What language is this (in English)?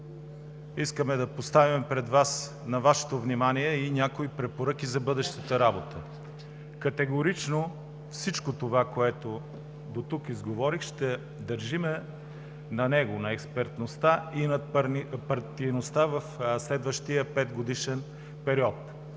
Bulgarian